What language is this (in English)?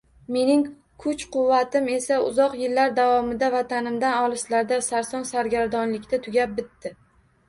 Uzbek